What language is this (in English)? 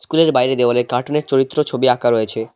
Bangla